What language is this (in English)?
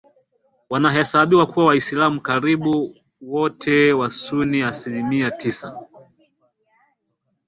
Swahili